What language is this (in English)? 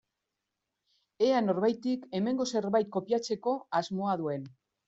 Basque